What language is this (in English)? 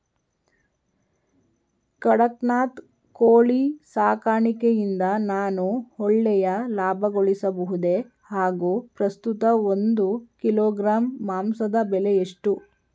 Kannada